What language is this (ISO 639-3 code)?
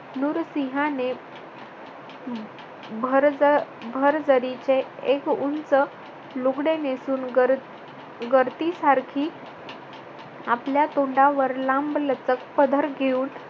mar